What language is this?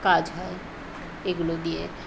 Bangla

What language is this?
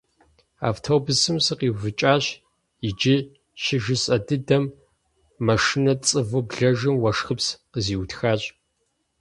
Kabardian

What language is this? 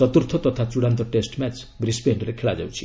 Odia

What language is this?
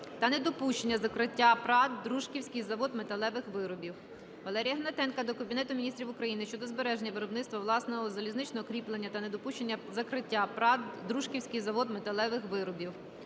Ukrainian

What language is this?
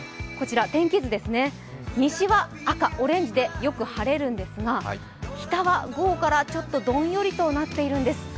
Japanese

